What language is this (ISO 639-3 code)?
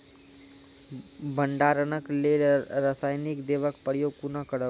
mai